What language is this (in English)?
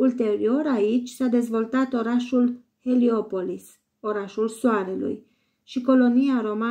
Romanian